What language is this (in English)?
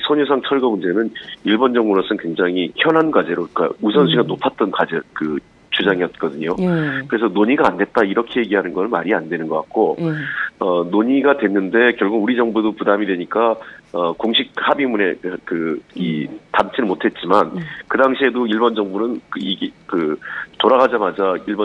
Korean